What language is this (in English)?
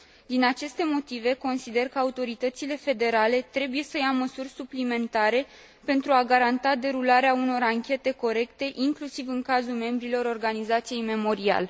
Romanian